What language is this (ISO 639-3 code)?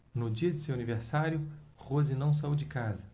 por